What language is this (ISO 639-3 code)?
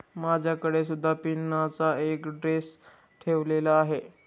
mar